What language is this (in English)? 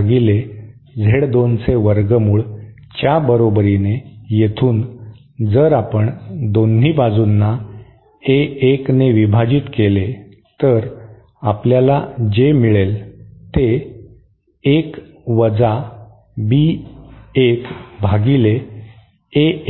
Marathi